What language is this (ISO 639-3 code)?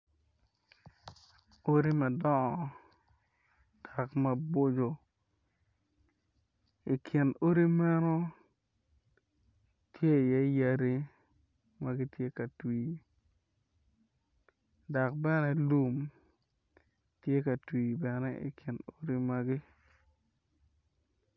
ach